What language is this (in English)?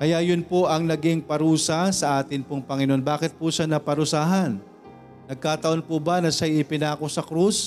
Filipino